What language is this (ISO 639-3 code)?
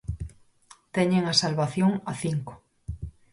glg